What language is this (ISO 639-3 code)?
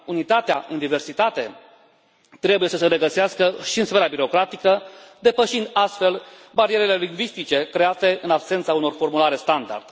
ron